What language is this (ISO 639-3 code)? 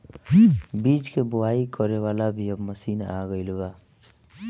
bho